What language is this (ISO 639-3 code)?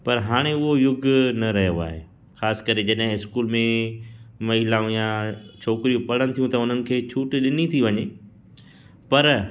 snd